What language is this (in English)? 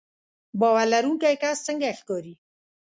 Pashto